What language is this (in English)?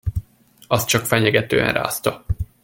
Hungarian